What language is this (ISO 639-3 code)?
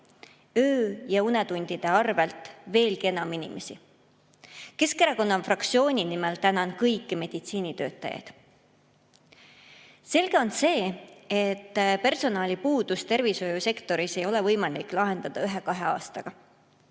est